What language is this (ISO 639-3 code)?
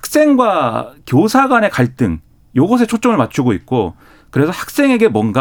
kor